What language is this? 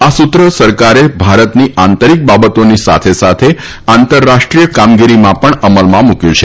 Gujarati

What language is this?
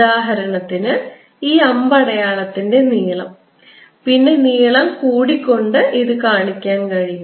Malayalam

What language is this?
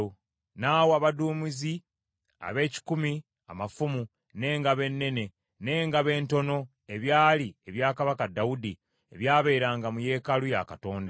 Ganda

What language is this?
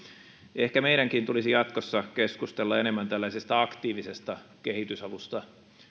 Finnish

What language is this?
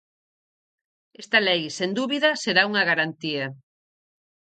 Galician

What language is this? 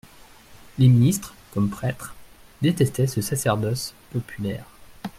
French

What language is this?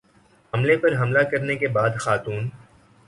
Urdu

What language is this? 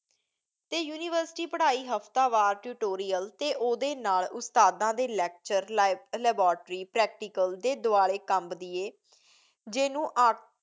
Punjabi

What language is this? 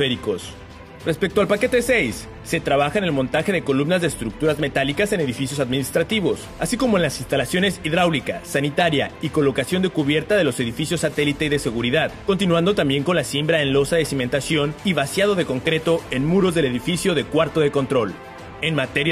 Spanish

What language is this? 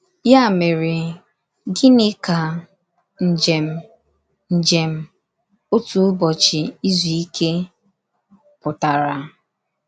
Igbo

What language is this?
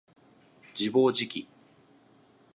Japanese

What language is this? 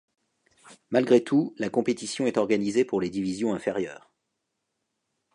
French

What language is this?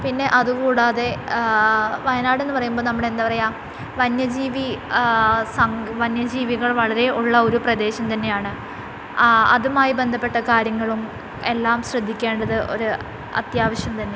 Malayalam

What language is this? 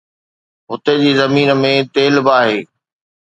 Sindhi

